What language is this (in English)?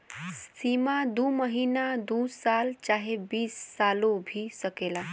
Bhojpuri